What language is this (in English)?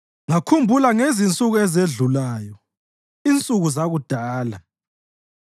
North Ndebele